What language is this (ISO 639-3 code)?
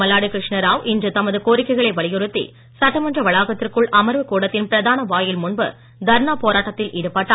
tam